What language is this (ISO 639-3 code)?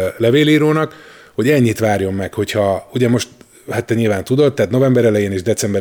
hun